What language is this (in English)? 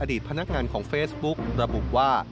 Thai